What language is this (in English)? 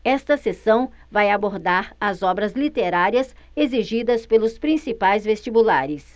Portuguese